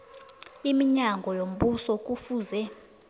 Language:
South Ndebele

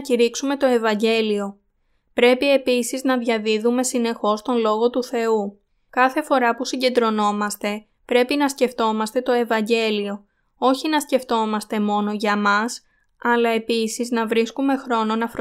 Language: Greek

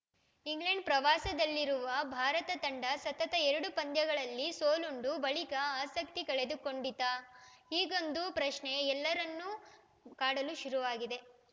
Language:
Kannada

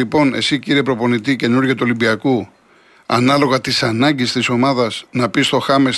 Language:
Greek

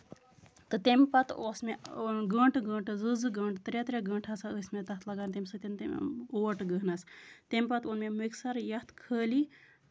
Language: Kashmiri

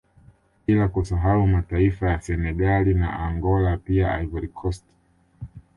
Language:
Swahili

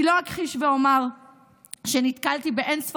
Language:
Hebrew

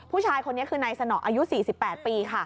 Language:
Thai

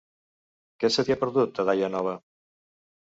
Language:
Catalan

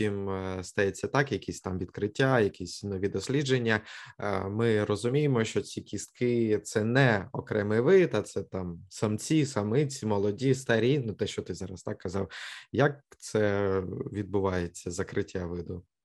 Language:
Ukrainian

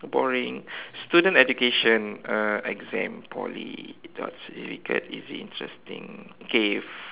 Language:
English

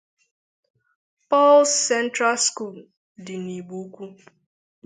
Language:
Igbo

